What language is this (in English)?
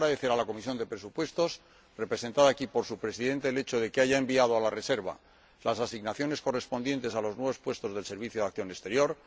Spanish